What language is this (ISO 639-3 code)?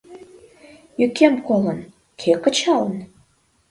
chm